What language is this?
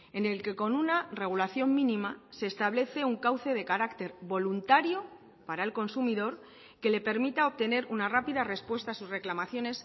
Spanish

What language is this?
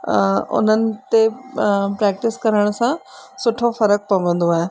Sindhi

